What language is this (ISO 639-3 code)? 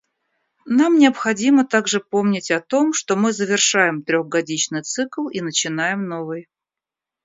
rus